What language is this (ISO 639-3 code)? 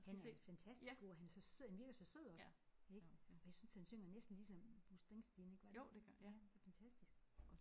dan